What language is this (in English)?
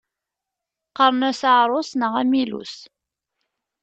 Kabyle